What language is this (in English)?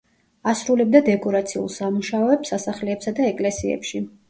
Georgian